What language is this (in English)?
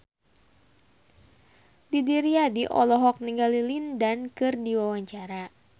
Sundanese